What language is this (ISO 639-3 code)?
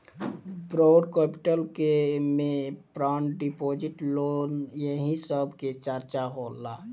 bho